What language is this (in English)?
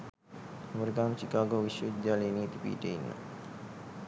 Sinhala